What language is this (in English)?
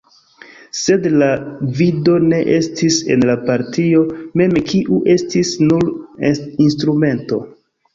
Esperanto